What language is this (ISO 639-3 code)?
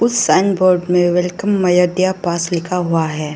hin